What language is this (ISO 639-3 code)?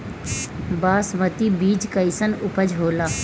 bho